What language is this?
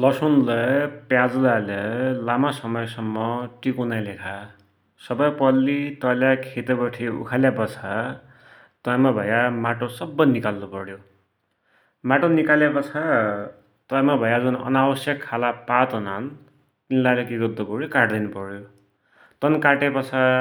Dotyali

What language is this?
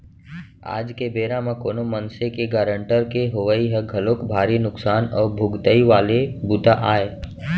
Chhattisgarhi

